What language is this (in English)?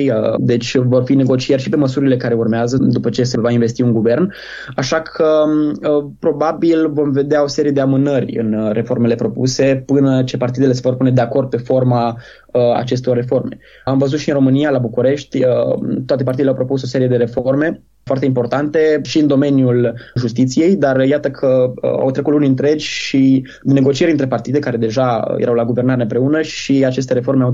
Romanian